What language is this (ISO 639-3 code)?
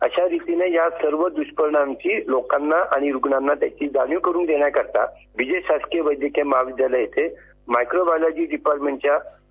mar